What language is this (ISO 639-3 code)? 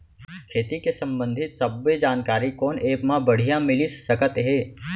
hne